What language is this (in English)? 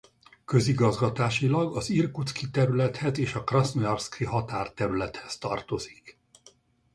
Hungarian